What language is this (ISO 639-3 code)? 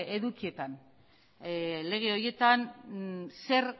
eus